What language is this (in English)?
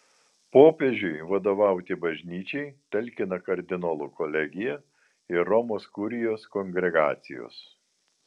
Lithuanian